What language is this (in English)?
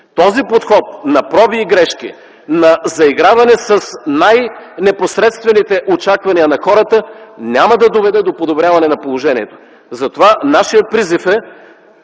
Bulgarian